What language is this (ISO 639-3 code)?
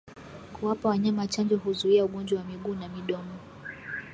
swa